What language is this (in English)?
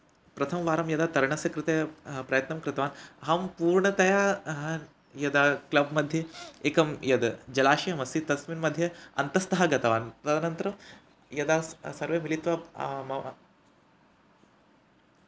Sanskrit